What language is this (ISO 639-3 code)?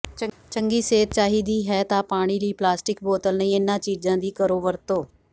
pan